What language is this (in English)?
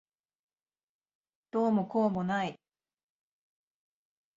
Japanese